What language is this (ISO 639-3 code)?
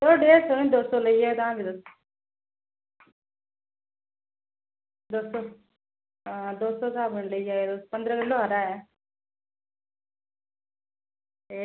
doi